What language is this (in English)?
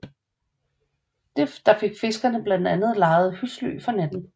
Danish